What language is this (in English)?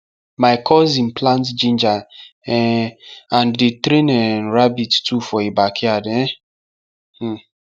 Nigerian Pidgin